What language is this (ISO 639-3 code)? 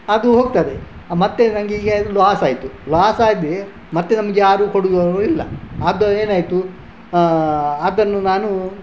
kan